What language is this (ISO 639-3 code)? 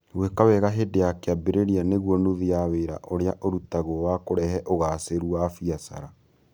kik